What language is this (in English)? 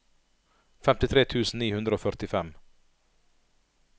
Norwegian